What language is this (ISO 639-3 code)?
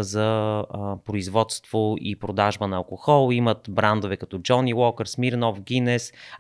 bul